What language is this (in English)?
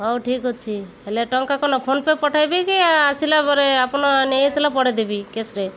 Odia